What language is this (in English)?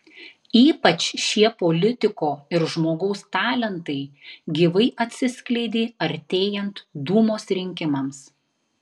Lithuanian